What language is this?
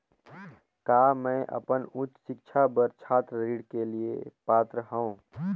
Chhattisgarhi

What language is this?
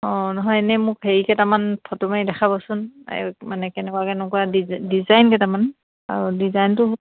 Assamese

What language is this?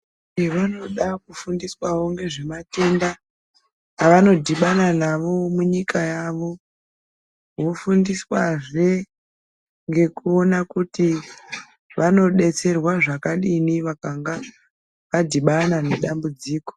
Ndau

